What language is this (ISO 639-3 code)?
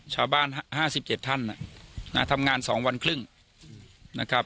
tha